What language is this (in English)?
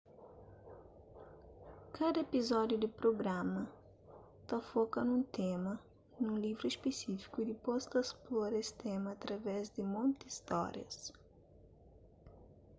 Kabuverdianu